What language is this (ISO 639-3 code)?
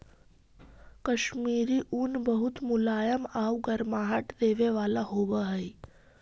mag